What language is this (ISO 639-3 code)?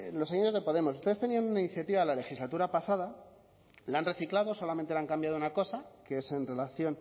spa